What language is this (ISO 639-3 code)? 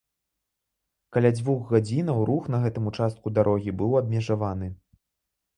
bel